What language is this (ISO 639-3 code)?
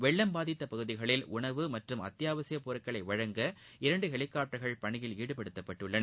tam